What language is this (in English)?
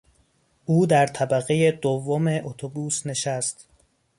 Persian